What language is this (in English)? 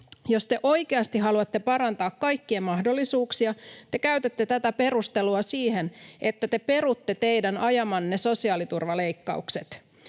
Finnish